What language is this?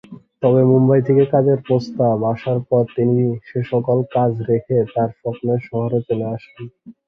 Bangla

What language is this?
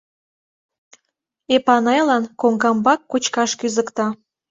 Mari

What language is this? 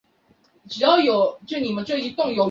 Chinese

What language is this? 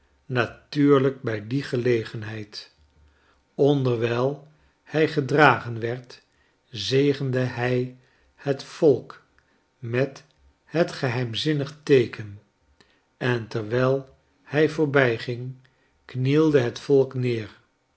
Dutch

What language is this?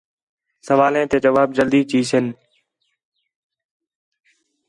Khetrani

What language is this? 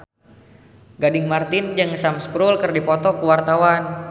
Sundanese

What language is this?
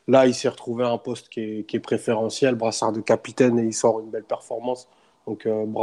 French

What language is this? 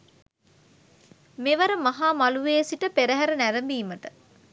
Sinhala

